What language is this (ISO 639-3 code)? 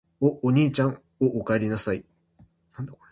jpn